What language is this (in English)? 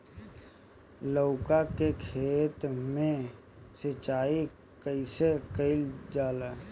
Bhojpuri